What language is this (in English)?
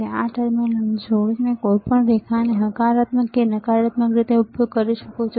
Gujarati